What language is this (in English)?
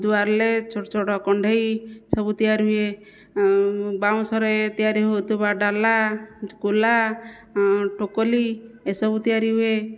Odia